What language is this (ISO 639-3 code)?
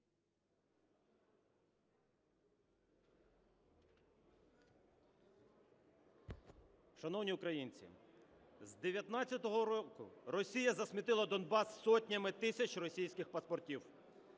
ukr